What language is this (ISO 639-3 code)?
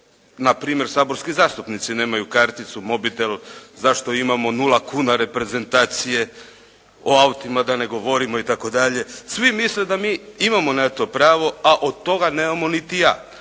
hrv